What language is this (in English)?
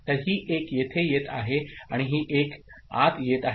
Marathi